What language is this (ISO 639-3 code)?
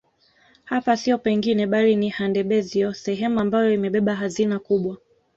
swa